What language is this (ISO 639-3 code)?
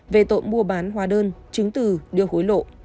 vie